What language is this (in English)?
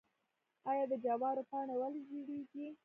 Pashto